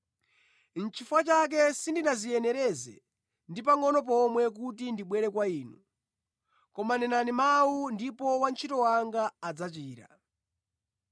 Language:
Nyanja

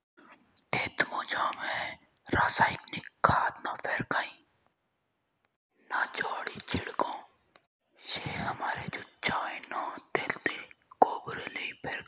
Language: Jaunsari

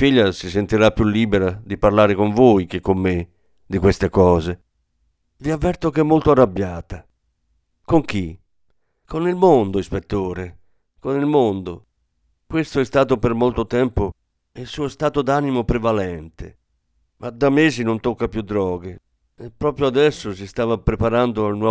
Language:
Italian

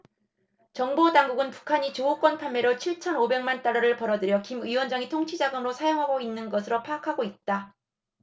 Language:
Korean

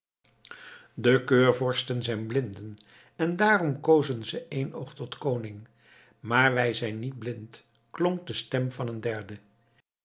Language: Dutch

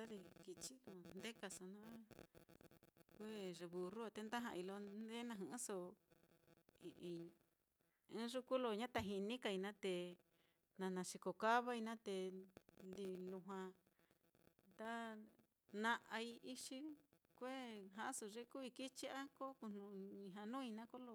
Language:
Mitlatongo Mixtec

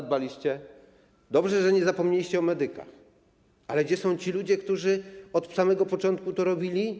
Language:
Polish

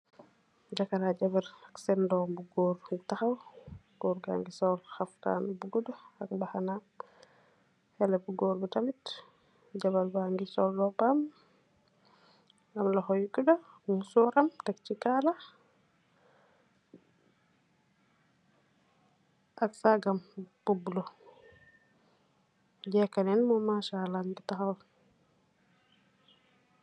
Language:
Wolof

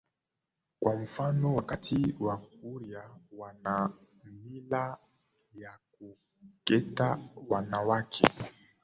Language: Swahili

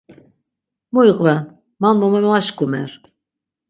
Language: Laz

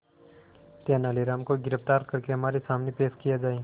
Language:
Hindi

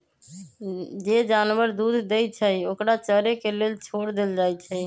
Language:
Magahi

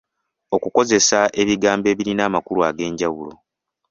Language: Ganda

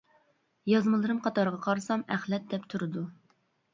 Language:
Uyghur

